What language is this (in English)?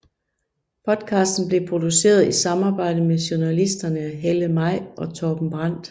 Danish